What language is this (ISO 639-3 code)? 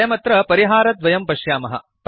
san